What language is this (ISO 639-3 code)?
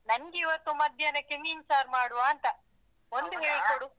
kan